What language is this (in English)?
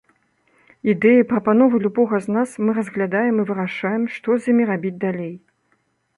Belarusian